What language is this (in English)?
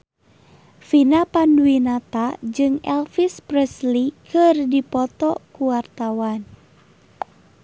Sundanese